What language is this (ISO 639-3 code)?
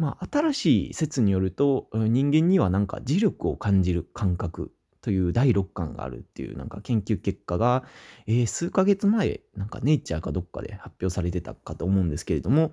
jpn